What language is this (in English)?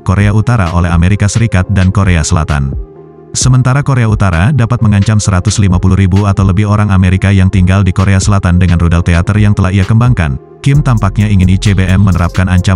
Indonesian